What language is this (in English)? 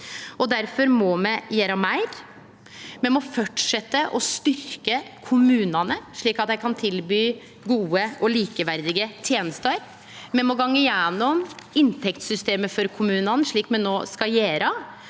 Norwegian